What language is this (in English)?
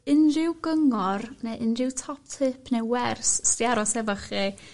Welsh